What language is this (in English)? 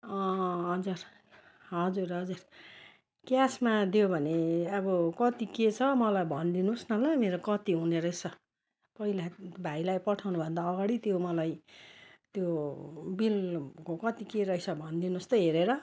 Nepali